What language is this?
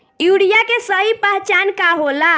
Bhojpuri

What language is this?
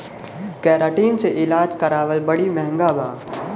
Bhojpuri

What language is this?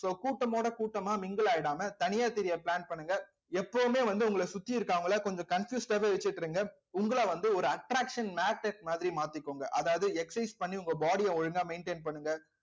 Tamil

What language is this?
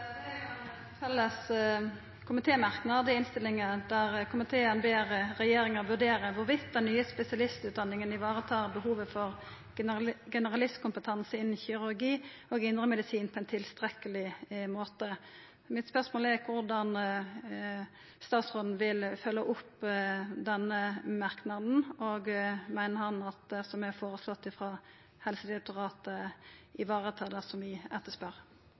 Norwegian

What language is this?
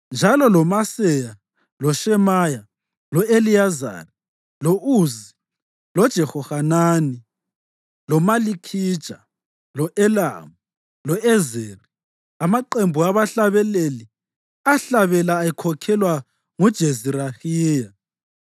North Ndebele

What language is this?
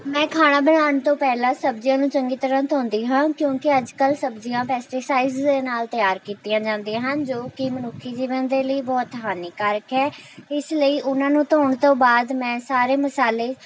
Punjabi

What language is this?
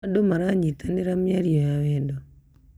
Kikuyu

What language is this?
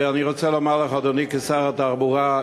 Hebrew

